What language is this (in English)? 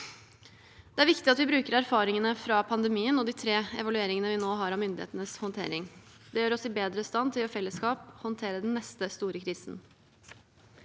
Norwegian